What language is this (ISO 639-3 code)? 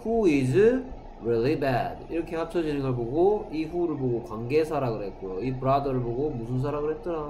kor